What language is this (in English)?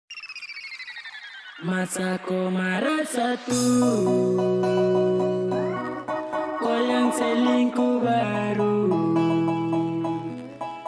Indonesian